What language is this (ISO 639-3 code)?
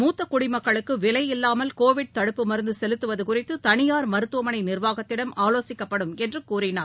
tam